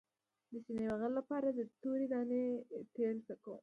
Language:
Pashto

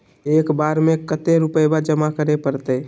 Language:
Magahi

